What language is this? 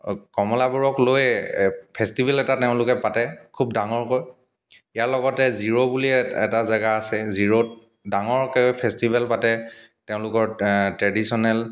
Assamese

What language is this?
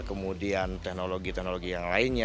Indonesian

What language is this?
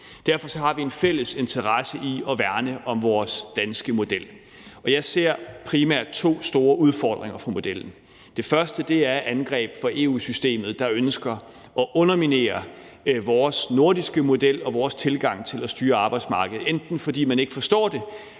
Danish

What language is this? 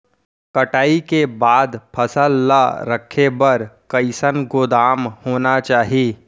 Chhattisgarhi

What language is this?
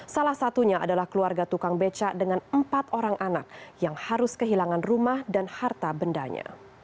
Indonesian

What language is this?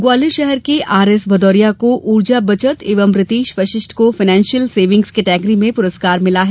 Hindi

